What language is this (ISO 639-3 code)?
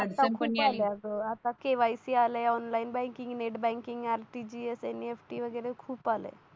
mar